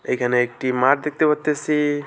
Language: Bangla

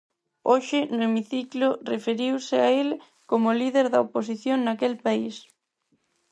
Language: Galician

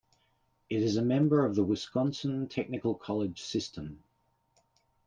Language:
English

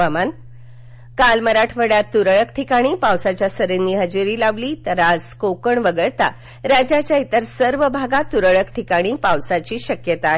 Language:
Marathi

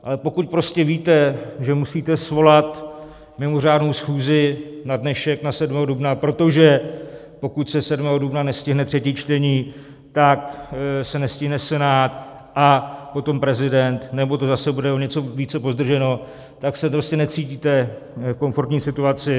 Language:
Czech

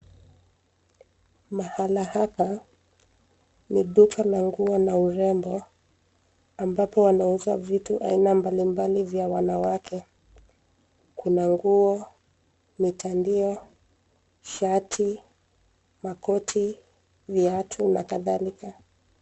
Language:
Swahili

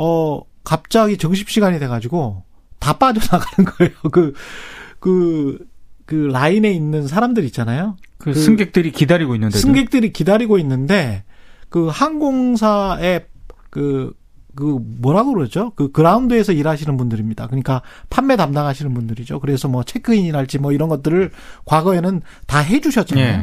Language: Korean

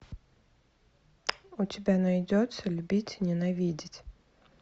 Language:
Russian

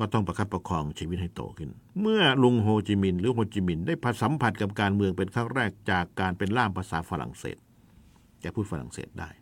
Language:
Thai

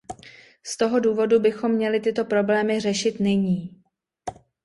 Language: Czech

